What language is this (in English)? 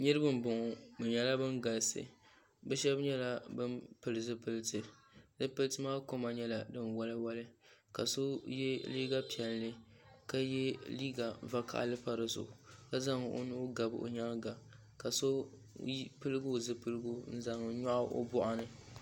Dagbani